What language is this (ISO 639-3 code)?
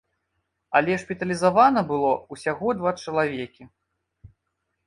bel